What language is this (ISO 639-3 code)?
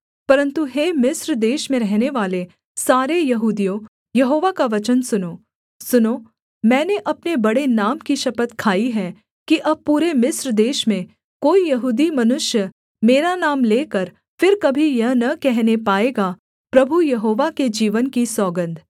hin